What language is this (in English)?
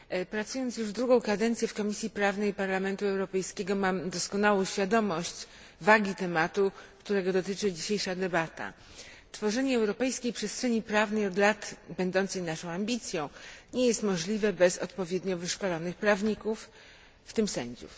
Polish